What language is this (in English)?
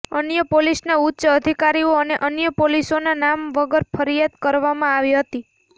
Gujarati